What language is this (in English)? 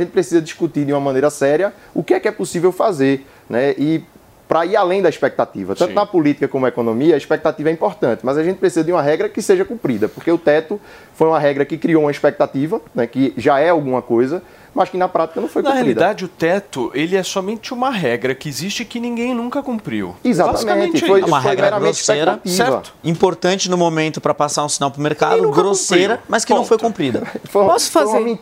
Portuguese